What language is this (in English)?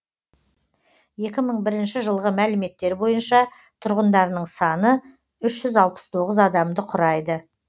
Kazakh